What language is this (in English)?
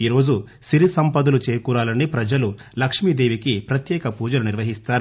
Telugu